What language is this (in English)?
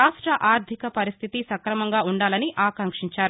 Telugu